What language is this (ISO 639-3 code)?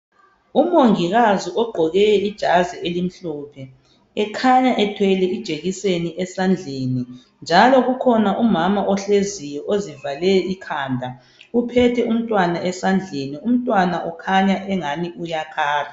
nde